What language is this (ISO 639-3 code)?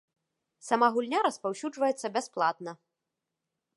bel